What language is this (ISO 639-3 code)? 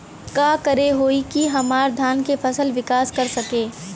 bho